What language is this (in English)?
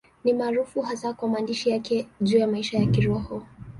Swahili